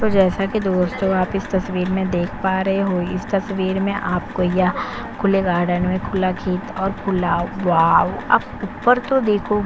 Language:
Hindi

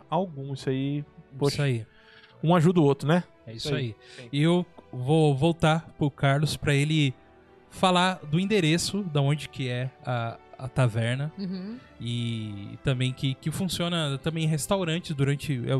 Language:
Portuguese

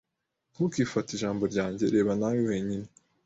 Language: Kinyarwanda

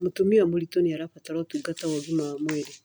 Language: Kikuyu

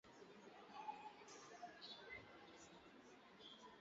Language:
Basque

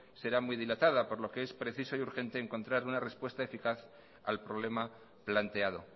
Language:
Spanish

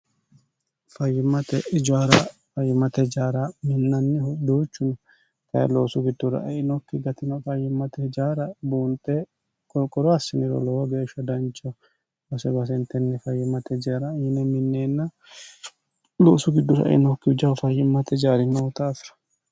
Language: Sidamo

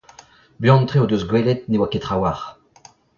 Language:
Breton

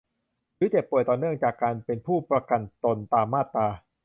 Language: Thai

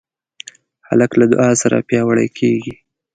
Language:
Pashto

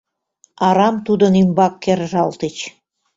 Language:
Mari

